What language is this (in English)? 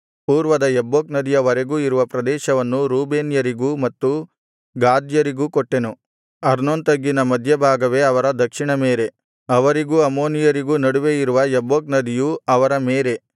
Kannada